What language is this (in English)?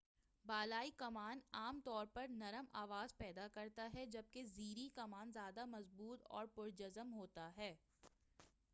Urdu